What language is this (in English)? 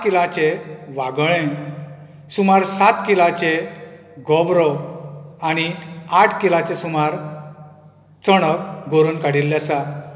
Konkani